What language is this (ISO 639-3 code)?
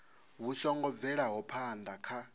ven